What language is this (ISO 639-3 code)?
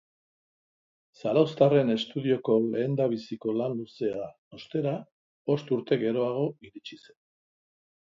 eus